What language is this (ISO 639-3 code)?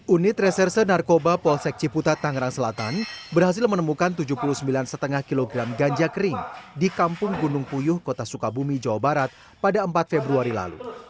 ind